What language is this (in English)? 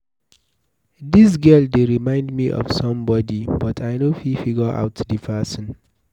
Nigerian Pidgin